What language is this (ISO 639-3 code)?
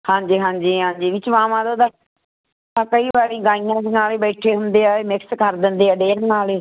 pan